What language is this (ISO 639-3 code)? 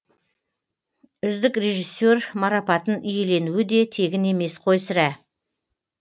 kaz